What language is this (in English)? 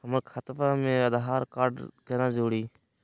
Magahi